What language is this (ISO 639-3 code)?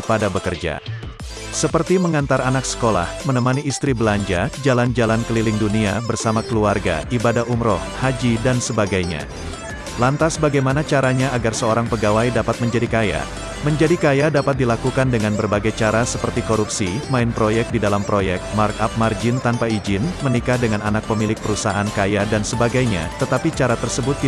ind